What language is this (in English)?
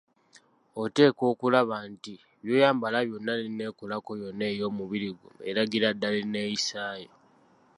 Ganda